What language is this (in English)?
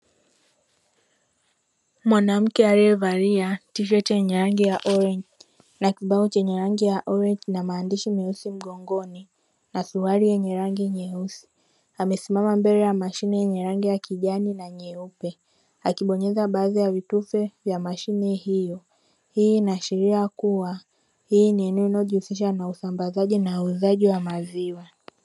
Swahili